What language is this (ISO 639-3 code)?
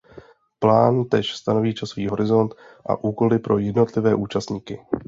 ces